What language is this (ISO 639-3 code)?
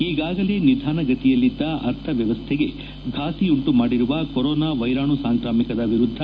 kan